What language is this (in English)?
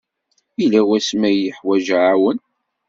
Kabyle